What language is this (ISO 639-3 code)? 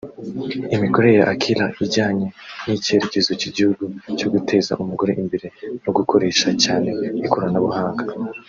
kin